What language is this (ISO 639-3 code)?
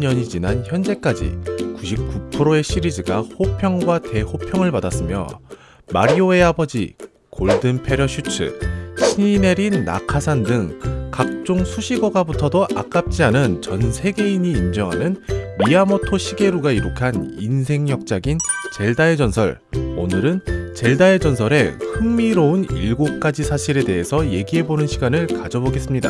kor